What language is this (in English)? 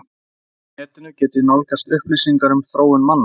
Icelandic